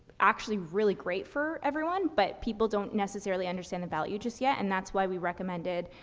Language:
English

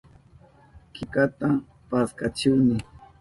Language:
Southern Pastaza Quechua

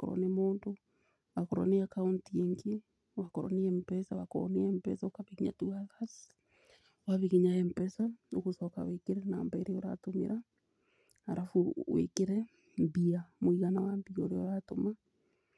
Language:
Kikuyu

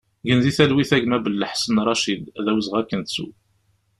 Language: Kabyle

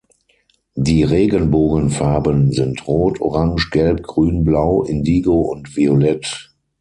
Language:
German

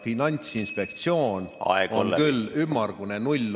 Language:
Estonian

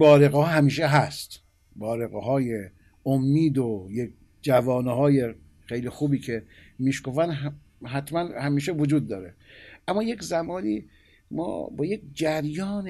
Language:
Persian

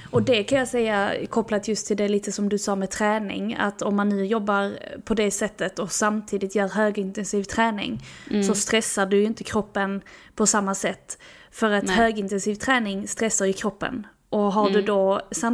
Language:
Swedish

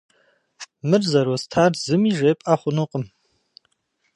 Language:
Kabardian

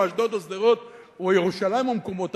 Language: Hebrew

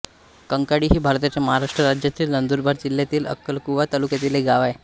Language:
Marathi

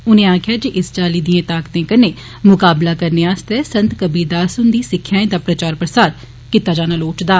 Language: Dogri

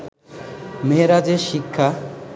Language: Bangla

